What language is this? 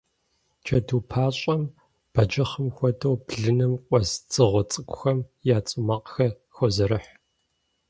Kabardian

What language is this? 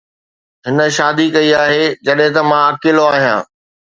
Sindhi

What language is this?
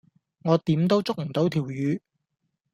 Cantonese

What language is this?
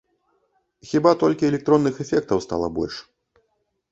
Belarusian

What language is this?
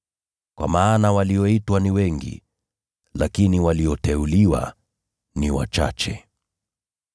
Swahili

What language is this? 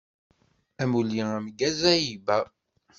Kabyle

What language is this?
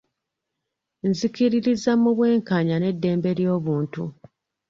Ganda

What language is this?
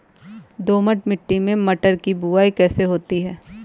Hindi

